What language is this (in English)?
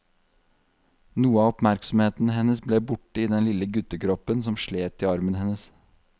Norwegian